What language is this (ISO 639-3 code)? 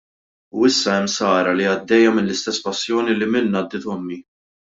mlt